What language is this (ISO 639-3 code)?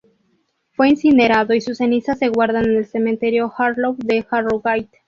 spa